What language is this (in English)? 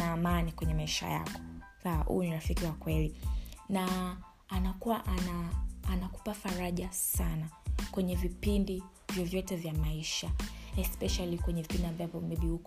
Swahili